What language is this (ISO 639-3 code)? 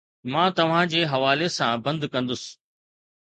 snd